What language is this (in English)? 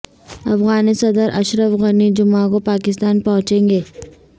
Urdu